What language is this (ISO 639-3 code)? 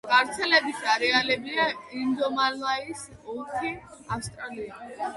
kat